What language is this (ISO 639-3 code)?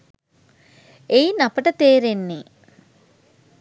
sin